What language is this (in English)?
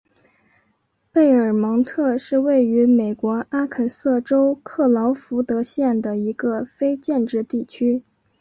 Chinese